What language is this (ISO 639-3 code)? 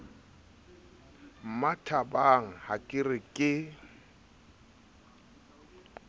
sot